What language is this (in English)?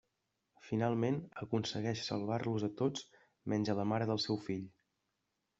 Catalan